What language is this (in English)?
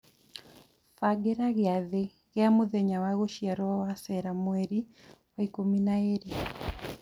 Kikuyu